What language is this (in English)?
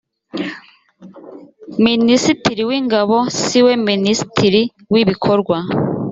Kinyarwanda